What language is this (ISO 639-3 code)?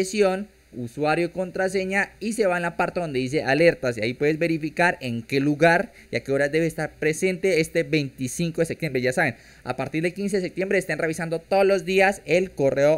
spa